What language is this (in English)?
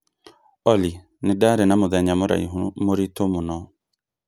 Kikuyu